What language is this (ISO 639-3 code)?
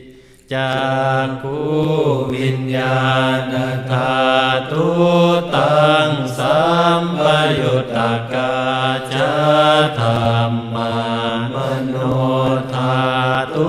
tha